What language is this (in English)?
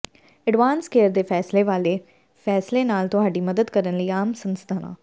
Punjabi